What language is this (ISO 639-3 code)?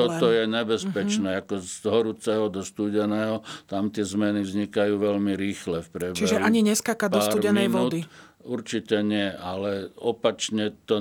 slk